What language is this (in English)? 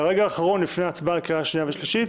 Hebrew